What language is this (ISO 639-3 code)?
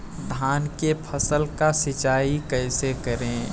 bho